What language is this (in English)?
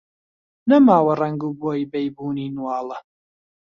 Central Kurdish